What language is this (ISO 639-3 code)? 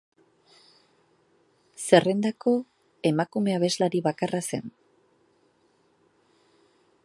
eus